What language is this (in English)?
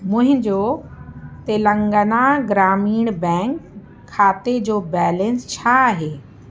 Sindhi